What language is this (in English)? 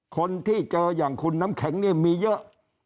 Thai